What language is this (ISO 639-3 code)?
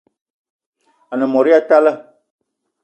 eto